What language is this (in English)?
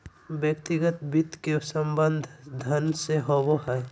Magahi